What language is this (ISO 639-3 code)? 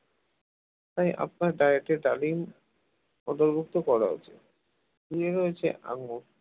ben